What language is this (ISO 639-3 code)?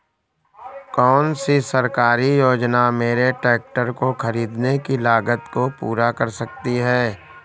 hin